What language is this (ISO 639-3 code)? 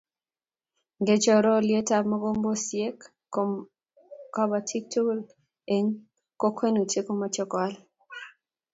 kln